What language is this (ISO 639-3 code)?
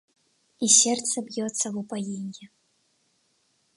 rus